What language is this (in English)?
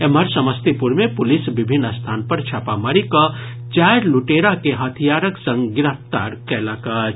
Maithili